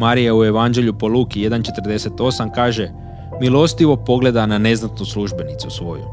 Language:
Croatian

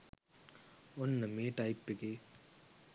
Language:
Sinhala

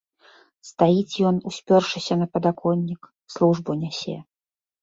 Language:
Belarusian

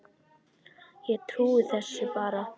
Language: Icelandic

